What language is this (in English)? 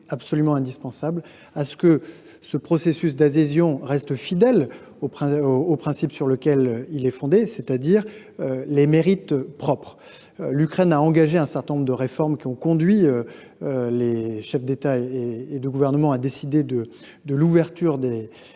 French